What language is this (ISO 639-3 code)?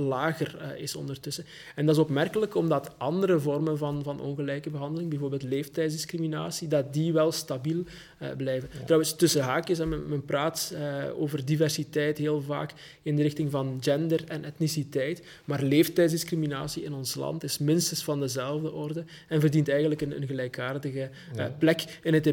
nld